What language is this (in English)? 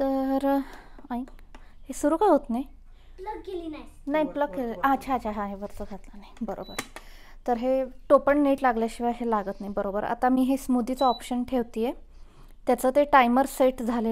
Hindi